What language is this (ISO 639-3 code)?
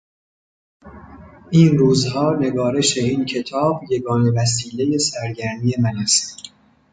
fas